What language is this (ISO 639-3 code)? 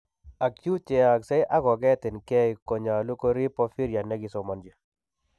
kln